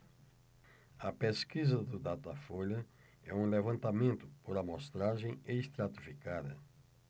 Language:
Portuguese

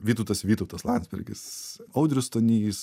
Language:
Lithuanian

